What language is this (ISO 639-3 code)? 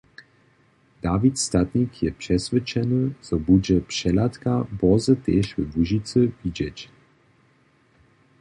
hsb